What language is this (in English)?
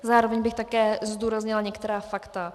Czech